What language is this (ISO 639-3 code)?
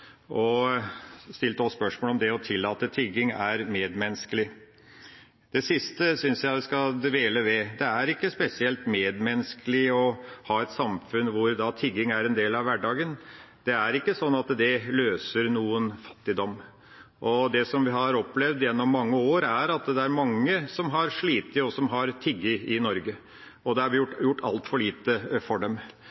nob